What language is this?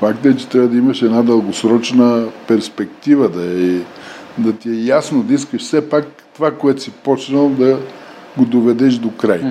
Bulgarian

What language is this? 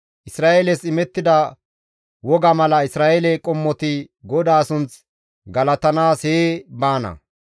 Gamo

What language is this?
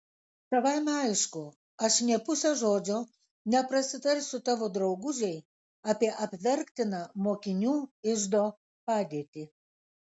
Lithuanian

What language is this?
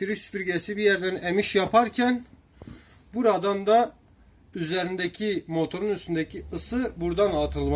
Turkish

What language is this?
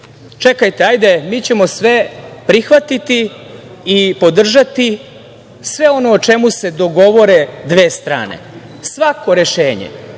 Serbian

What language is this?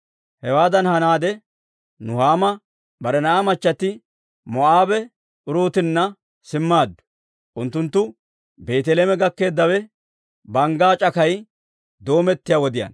Dawro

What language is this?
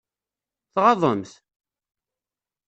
Kabyle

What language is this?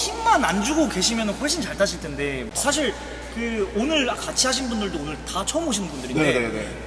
Korean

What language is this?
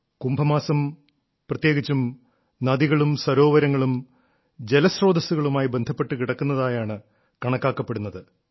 Malayalam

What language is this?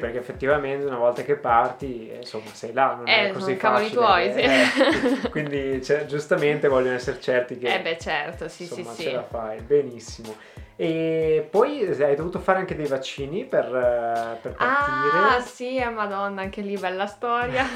Italian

